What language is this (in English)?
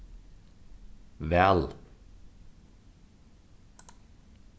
Faroese